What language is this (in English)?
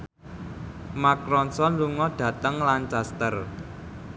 Javanese